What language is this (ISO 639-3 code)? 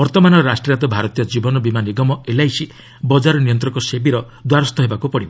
ori